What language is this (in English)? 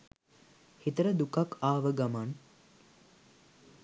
Sinhala